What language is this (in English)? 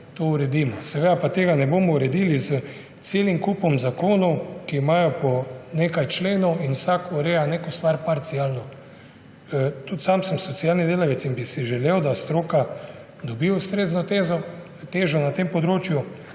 Slovenian